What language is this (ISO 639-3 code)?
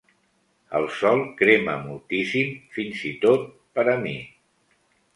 cat